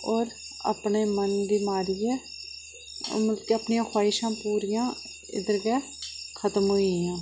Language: Dogri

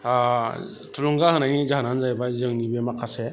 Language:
Bodo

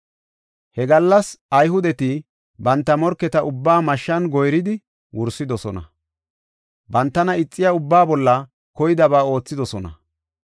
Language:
Gofa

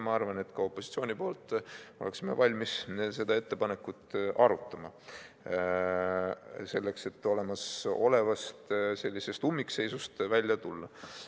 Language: Estonian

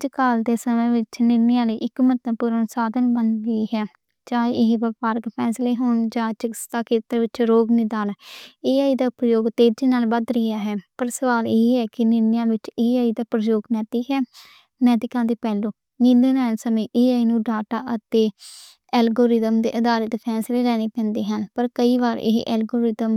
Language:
Western Panjabi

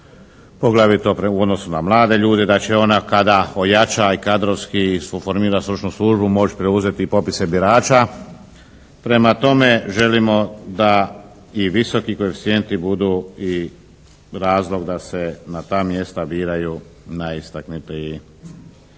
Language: Croatian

